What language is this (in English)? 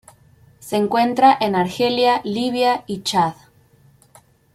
Spanish